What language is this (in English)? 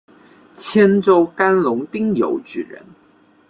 Chinese